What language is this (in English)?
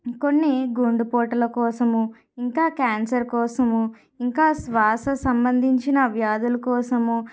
Telugu